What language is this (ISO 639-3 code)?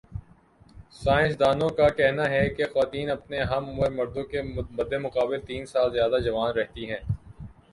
urd